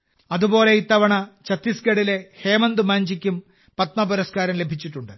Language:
Malayalam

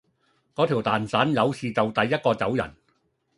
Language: Cantonese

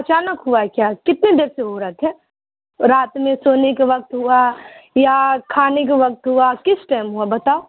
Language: Urdu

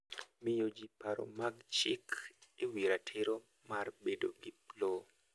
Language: Luo (Kenya and Tanzania)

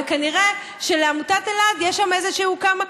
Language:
Hebrew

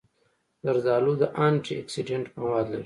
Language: Pashto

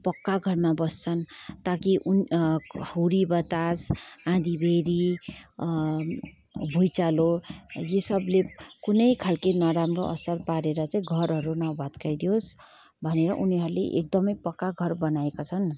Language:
Nepali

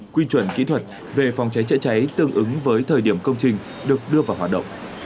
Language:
Vietnamese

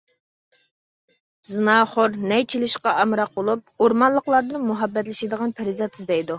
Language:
Uyghur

